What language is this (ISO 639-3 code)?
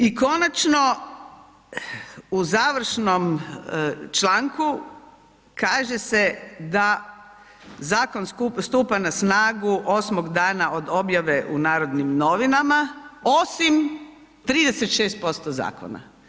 hrv